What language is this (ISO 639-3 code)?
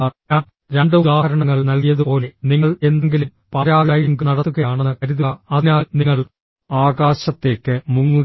mal